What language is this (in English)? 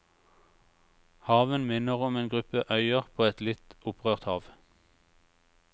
Norwegian